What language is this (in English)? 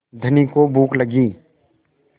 Hindi